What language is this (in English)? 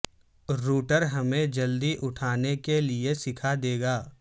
Urdu